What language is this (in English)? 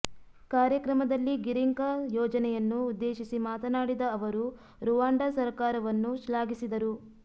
Kannada